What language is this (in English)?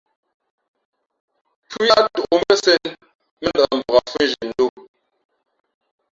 Fe'fe'